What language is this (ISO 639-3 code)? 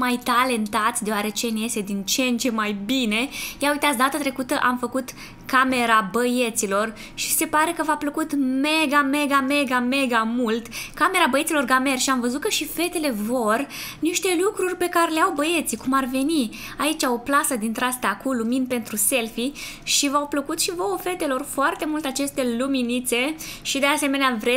ron